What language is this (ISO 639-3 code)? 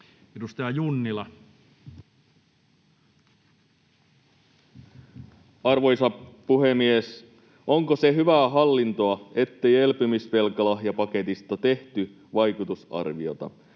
fin